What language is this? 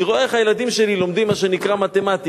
Hebrew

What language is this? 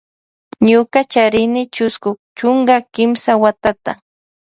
Loja Highland Quichua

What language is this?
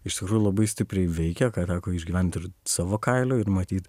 Lithuanian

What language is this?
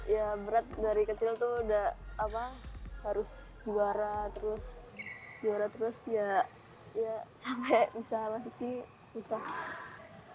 Indonesian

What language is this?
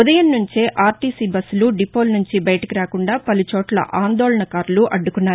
Telugu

